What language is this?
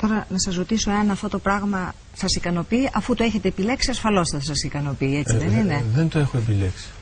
Greek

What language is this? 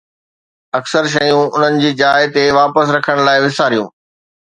Sindhi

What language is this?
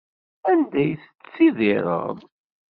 Kabyle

